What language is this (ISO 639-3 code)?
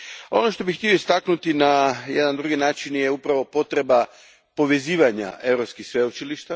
hrv